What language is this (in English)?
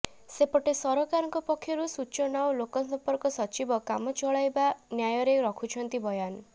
Odia